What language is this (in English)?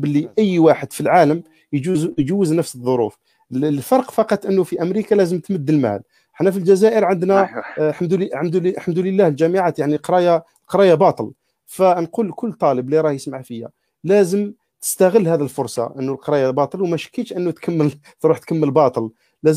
Arabic